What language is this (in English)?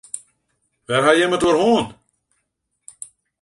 Western Frisian